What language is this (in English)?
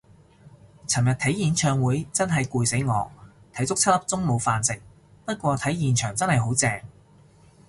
Cantonese